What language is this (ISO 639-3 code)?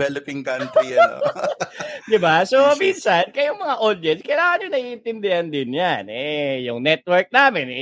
fil